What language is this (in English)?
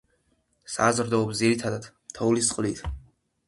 Georgian